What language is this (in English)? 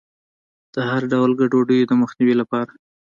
Pashto